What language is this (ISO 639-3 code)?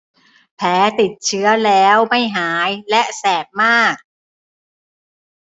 tha